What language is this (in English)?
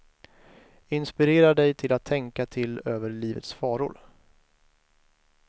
Swedish